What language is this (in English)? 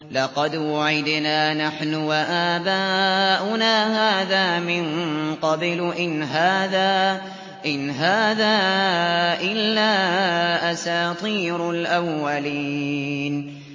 Arabic